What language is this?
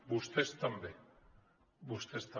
Catalan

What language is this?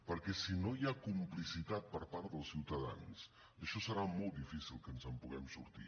Catalan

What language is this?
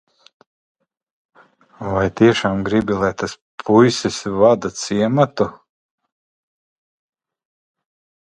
Latvian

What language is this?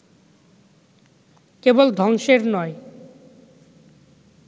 Bangla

